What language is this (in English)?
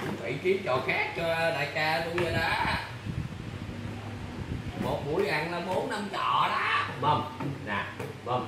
Vietnamese